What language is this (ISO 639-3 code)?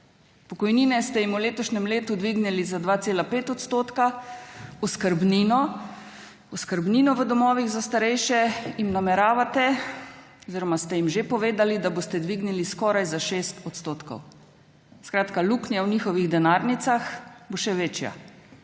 slv